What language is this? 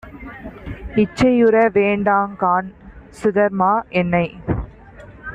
Tamil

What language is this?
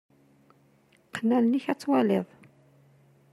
Kabyle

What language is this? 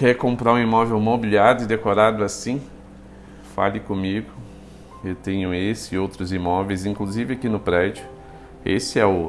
Portuguese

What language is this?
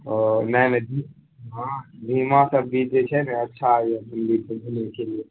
Maithili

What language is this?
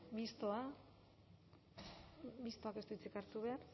Basque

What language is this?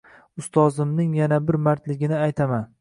Uzbek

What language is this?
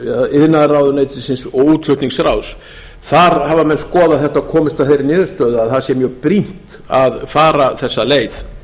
Icelandic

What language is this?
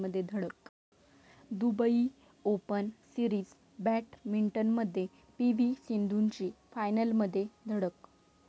Marathi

